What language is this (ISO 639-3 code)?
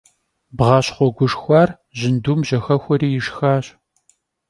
kbd